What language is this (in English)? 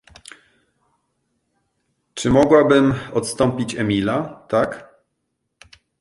Polish